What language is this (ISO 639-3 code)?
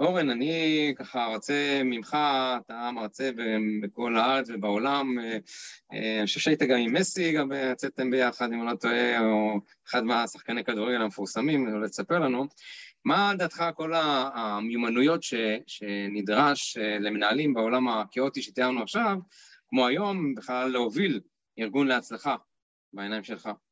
heb